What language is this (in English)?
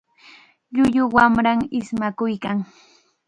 Chiquián Ancash Quechua